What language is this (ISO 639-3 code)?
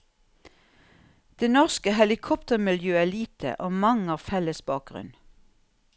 nor